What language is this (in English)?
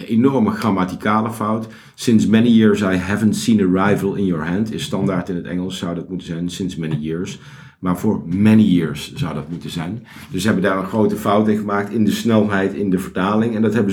Dutch